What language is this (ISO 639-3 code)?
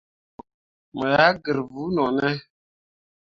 mua